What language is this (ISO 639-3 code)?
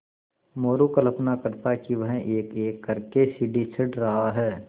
hin